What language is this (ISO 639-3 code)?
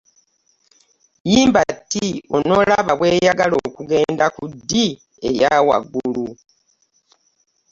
lug